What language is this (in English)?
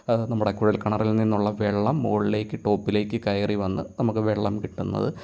Malayalam